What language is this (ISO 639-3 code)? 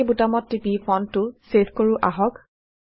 asm